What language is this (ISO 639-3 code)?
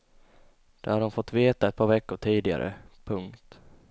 swe